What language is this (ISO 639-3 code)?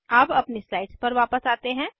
hin